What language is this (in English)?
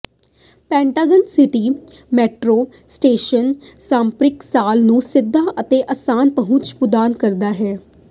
Punjabi